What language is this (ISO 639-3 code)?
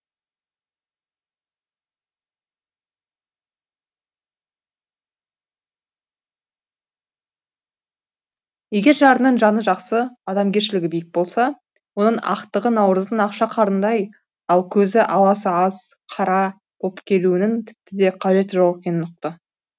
kaz